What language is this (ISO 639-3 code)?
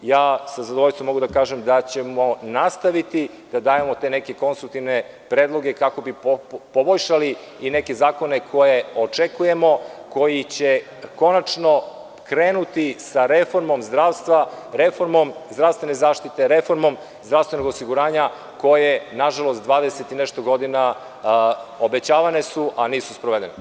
srp